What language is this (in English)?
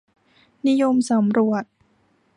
Thai